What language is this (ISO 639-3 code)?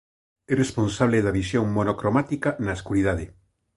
glg